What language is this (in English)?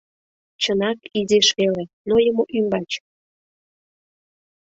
Mari